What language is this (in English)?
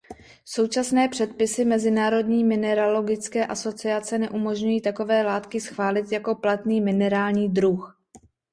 Czech